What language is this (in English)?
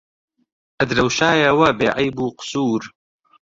Central Kurdish